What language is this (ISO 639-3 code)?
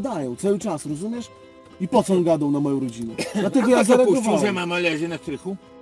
pol